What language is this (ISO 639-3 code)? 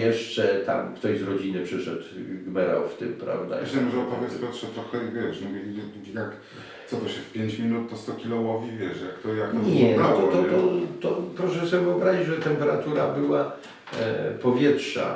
pol